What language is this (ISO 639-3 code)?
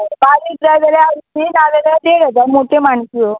kok